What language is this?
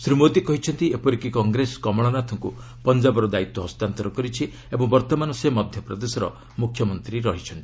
Odia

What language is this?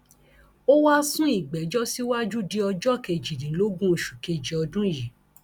Yoruba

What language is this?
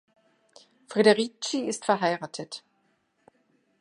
German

